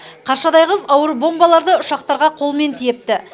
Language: Kazakh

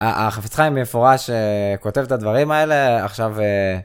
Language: Hebrew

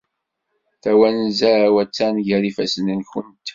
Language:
Kabyle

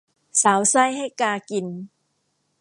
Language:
Thai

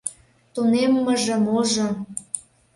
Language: Mari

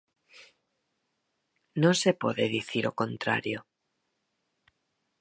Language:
Galician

